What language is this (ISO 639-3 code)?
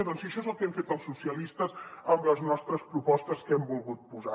cat